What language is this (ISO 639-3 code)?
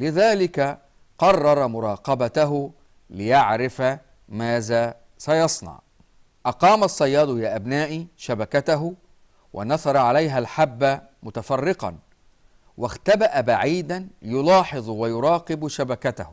ara